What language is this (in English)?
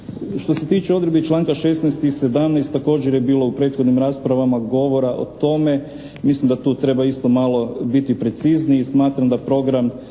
Croatian